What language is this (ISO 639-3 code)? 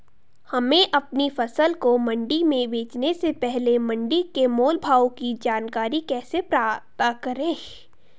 hin